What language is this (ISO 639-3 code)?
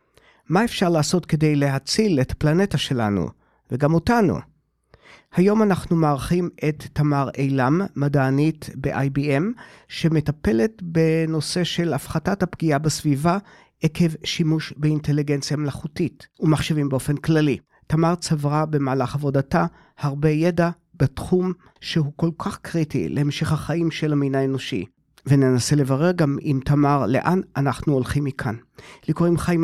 heb